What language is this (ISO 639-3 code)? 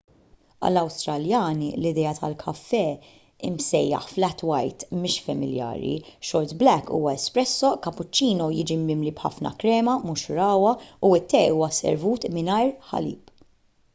mlt